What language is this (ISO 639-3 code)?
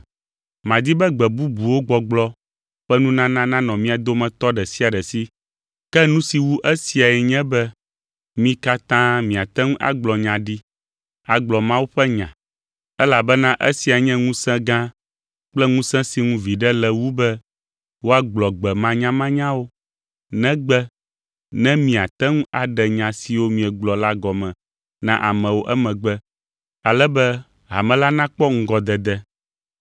ewe